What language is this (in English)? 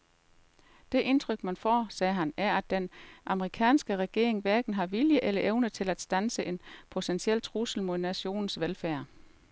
Danish